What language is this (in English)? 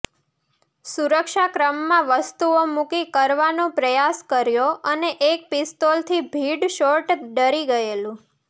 Gujarati